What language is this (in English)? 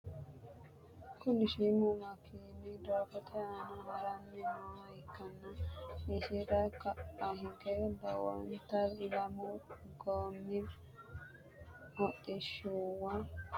Sidamo